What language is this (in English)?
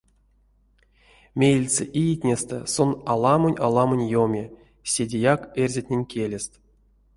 Erzya